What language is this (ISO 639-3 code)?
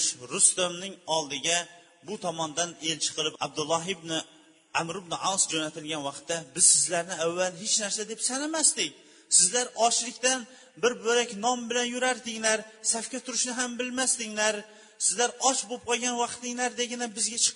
bul